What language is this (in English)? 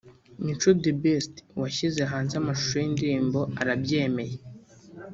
Kinyarwanda